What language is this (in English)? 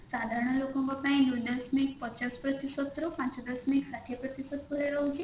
Odia